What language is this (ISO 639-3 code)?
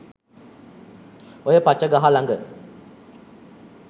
sin